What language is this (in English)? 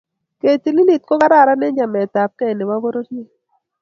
Kalenjin